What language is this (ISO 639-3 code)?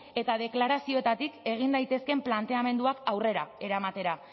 eus